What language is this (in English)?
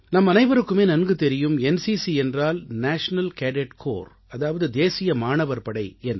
Tamil